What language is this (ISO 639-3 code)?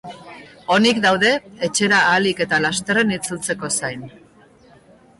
eus